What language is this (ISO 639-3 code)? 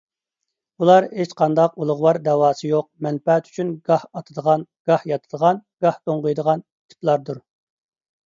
uig